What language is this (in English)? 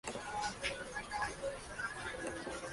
Spanish